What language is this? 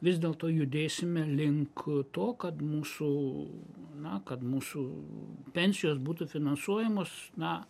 Lithuanian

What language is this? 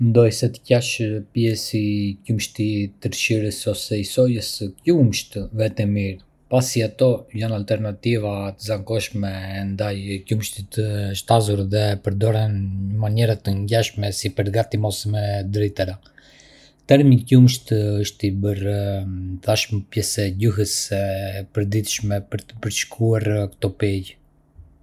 Arbëreshë Albanian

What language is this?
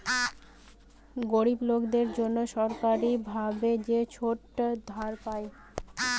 Bangla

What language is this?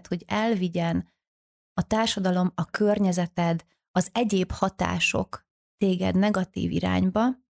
Hungarian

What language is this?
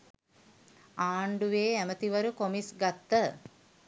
Sinhala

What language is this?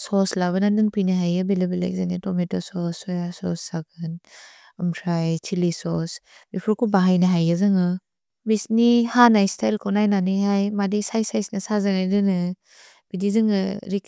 Bodo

